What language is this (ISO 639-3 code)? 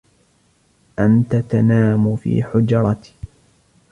ara